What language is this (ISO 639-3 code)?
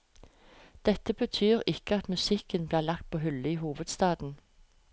nor